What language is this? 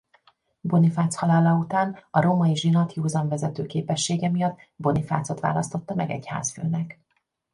Hungarian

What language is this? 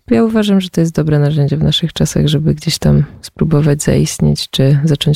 Polish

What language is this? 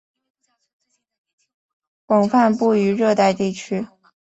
Chinese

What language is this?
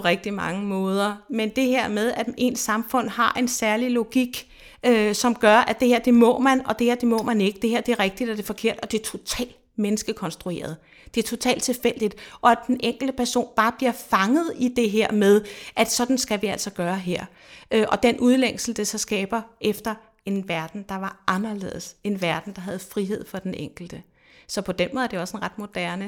Danish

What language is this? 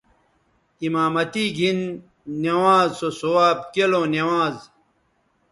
Bateri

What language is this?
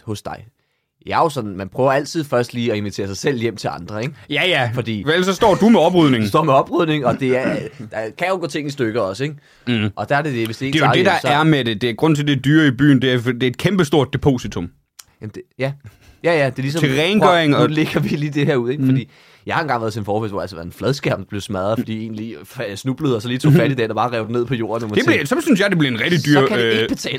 Danish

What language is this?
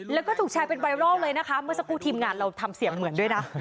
Thai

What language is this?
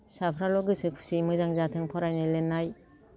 Bodo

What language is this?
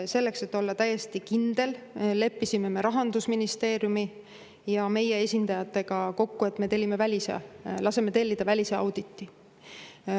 Estonian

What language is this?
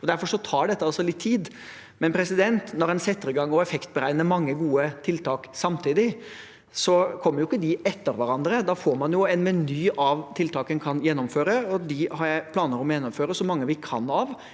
Norwegian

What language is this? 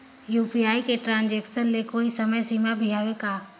Chhattisgarhi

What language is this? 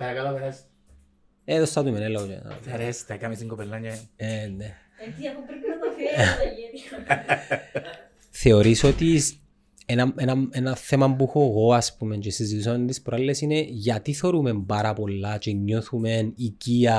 Greek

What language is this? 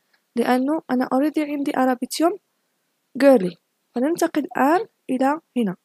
Arabic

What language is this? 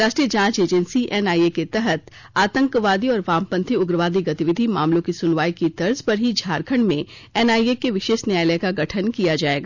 Hindi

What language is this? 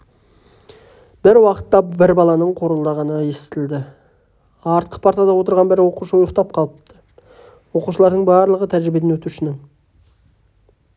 Kazakh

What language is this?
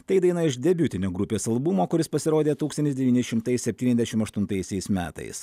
Lithuanian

